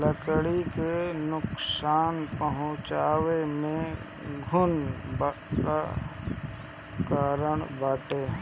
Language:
Bhojpuri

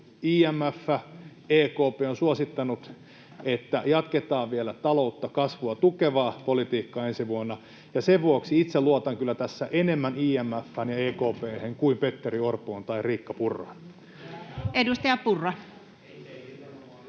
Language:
Finnish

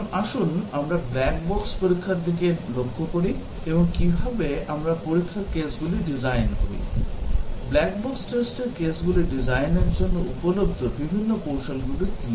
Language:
Bangla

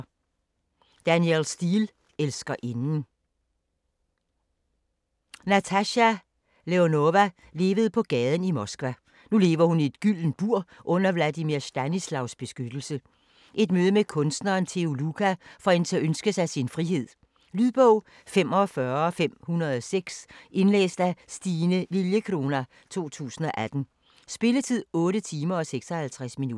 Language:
Danish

